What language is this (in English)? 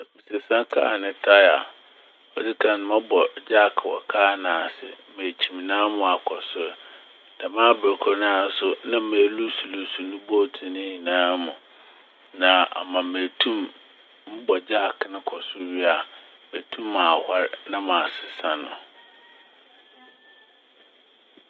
Akan